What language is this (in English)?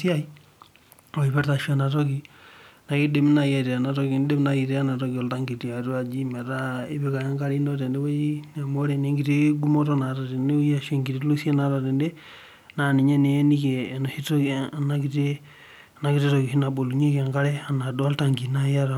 Masai